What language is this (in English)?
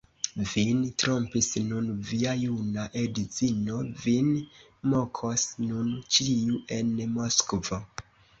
Esperanto